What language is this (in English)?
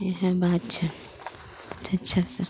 Maithili